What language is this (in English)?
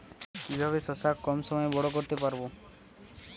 Bangla